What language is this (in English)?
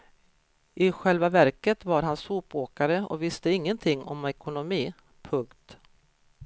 Swedish